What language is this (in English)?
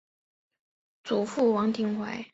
Chinese